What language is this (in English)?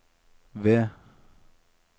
Norwegian